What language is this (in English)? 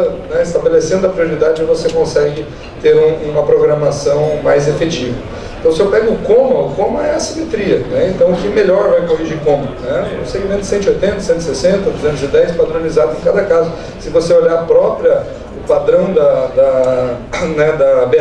Portuguese